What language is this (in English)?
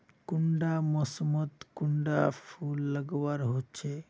Magahi